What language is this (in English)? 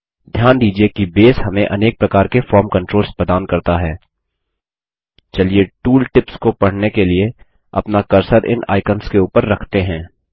Hindi